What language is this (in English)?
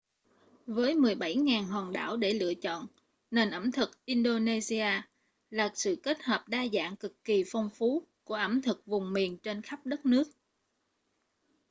Vietnamese